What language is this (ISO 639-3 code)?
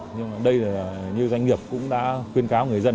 vie